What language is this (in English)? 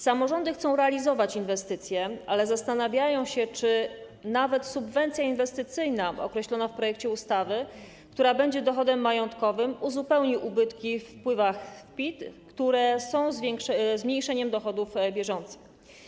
Polish